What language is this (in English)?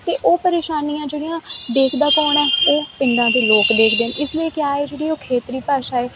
Punjabi